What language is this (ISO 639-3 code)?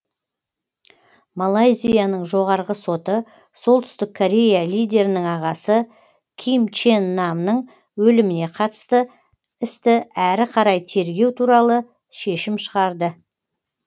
kaz